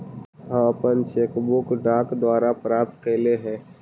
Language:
Magahi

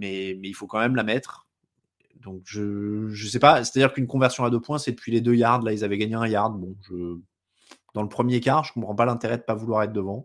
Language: French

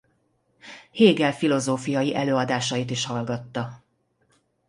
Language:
Hungarian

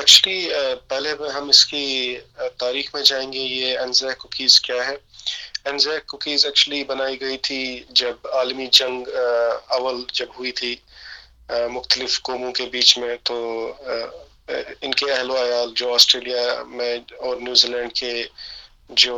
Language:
Urdu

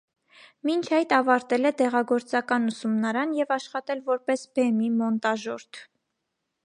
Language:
Armenian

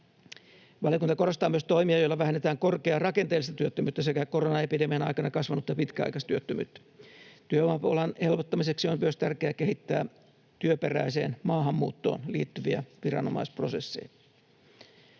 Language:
Finnish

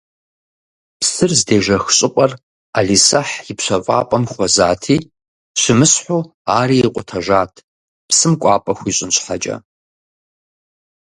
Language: Kabardian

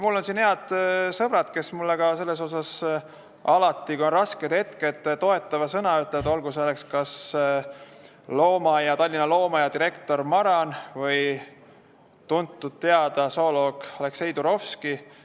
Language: Estonian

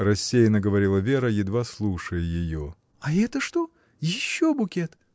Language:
Russian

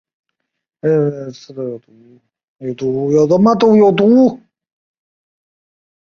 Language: Chinese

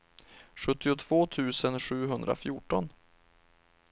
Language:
Swedish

